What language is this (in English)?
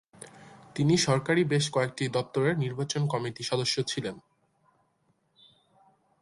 Bangla